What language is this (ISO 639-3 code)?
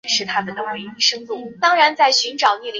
zho